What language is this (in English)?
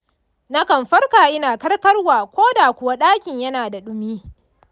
Hausa